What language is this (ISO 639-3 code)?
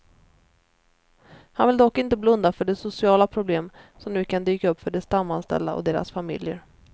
swe